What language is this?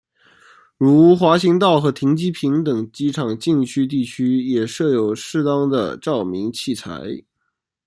Chinese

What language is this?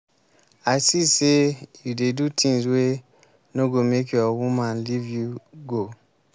Nigerian Pidgin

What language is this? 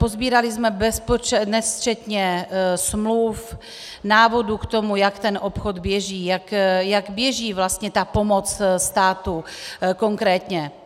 Czech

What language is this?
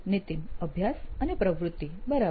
Gujarati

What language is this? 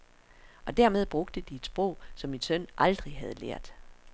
Danish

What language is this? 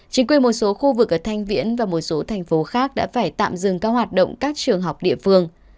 Vietnamese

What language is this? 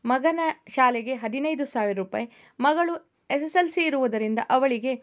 Kannada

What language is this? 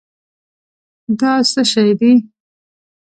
Pashto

